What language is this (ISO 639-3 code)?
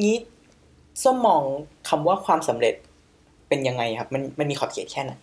tha